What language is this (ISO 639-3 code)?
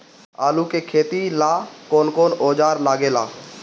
bho